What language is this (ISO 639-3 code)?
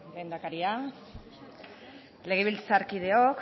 eus